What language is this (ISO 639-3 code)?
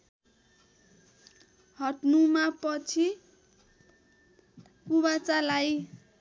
nep